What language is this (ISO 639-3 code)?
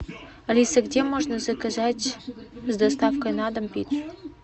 rus